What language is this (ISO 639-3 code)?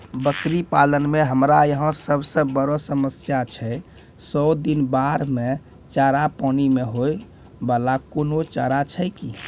mai